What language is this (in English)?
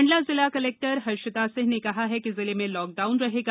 Hindi